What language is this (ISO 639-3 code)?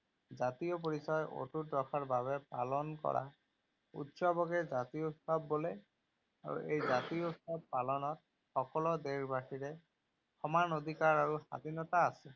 asm